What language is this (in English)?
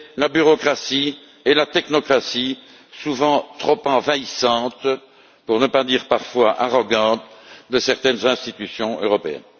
French